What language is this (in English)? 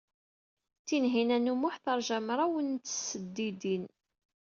Kabyle